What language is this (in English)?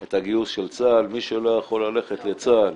Hebrew